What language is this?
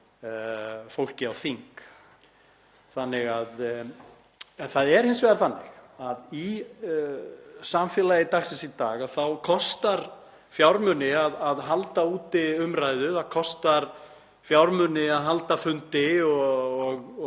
Icelandic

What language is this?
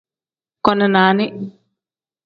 Tem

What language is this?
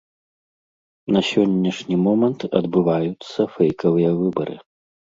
Belarusian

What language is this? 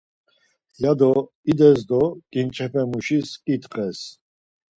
Laz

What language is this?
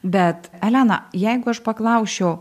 Lithuanian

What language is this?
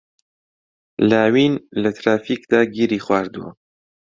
Central Kurdish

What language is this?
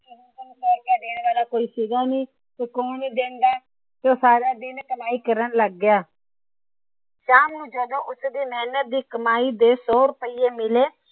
Punjabi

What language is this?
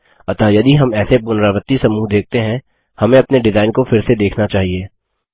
Hindi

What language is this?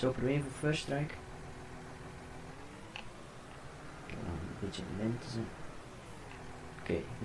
Dutch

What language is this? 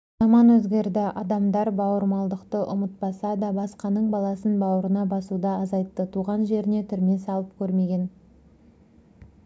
Kazakh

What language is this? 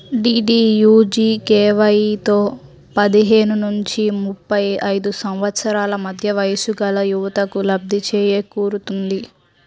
Telugu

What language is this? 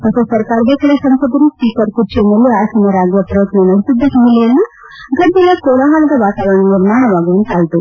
Kannada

